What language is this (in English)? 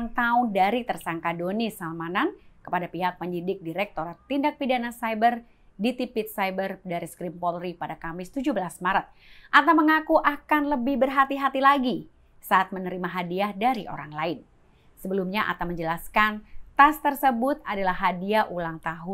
Indonesian